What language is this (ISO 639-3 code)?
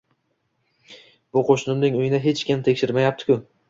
uzb